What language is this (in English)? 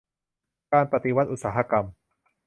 Thai